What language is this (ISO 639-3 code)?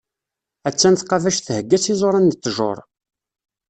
kab